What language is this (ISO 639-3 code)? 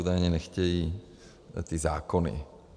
ces